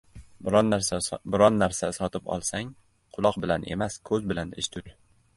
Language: Uzbek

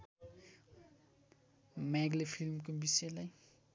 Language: Nepali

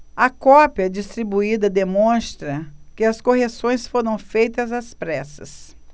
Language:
Portuguese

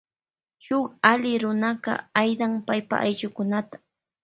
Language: Loja Highland Quichua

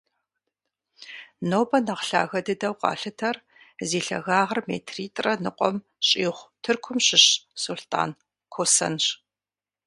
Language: Kabardian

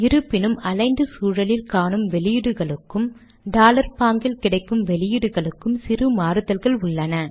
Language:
Tamil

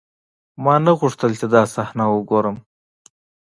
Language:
Pashto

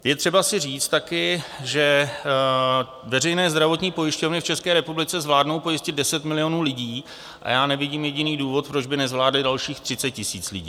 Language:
Czech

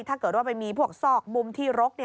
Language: Thai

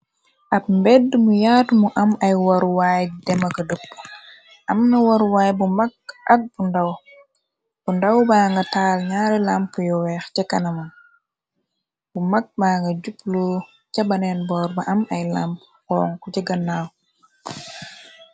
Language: Wolof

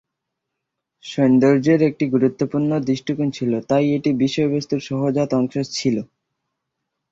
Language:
Bangla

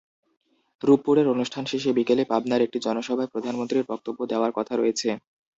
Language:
Bangla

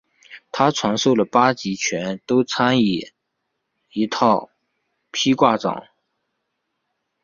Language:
Chinese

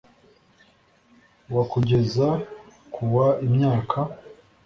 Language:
Kinyarwanda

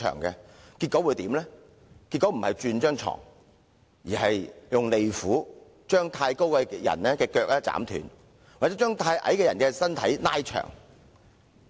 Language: Cantonese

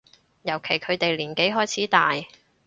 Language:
Cantonese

